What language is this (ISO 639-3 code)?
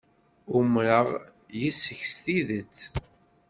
kab